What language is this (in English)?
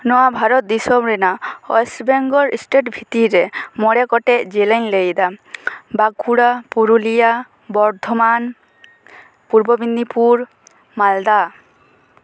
Santali